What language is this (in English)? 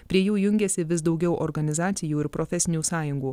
Lithuanian